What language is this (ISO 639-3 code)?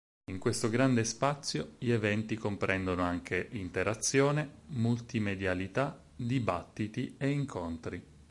ita